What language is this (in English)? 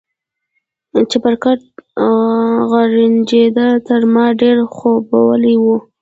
Pashto